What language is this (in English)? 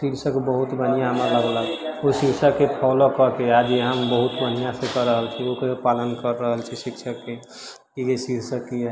Maithili